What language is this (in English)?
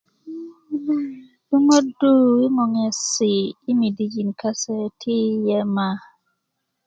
Kuku